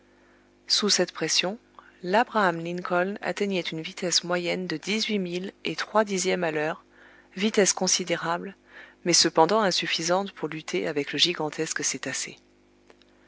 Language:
French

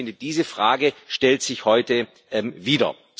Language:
German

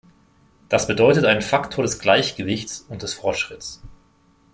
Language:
German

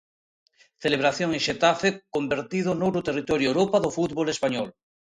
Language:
Galician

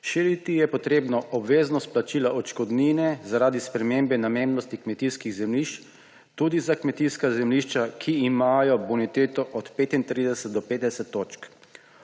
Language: Slovenian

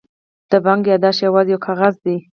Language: Pashto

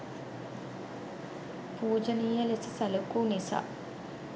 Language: Sinhala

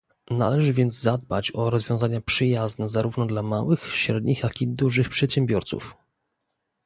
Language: Polish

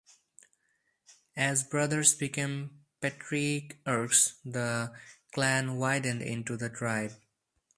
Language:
English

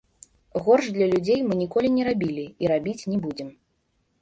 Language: Belarusian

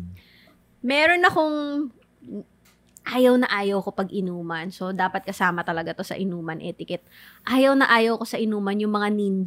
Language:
Filipino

